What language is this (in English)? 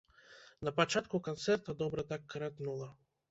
Belarusian